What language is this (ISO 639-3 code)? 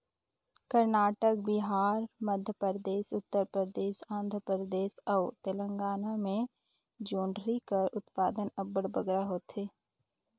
hne